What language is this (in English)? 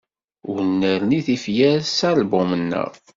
Kabyle